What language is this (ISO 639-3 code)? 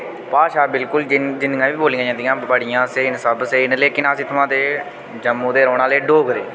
doi